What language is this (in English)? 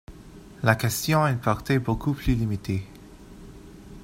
French